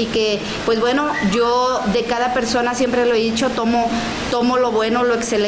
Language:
Spanish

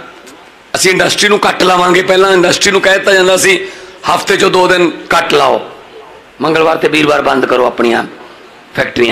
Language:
Hindi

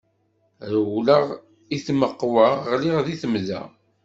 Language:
Kabyle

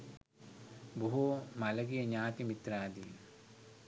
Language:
Sinhala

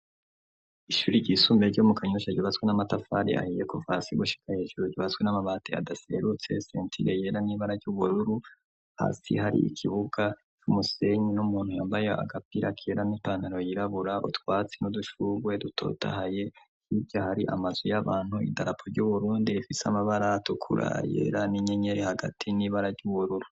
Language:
Rundi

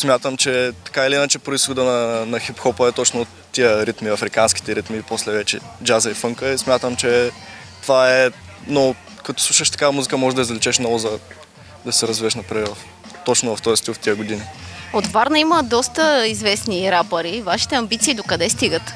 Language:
Bulgarian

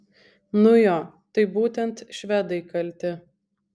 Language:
Lithuanian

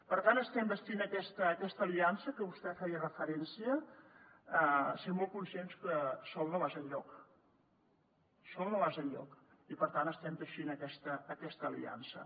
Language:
Catalan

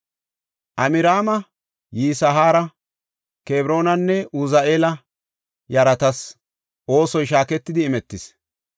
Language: Gofa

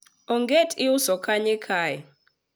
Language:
Luo (Kenya and Tanzania)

